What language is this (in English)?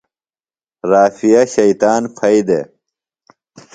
Phalura